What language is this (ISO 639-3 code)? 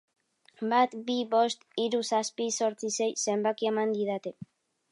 eus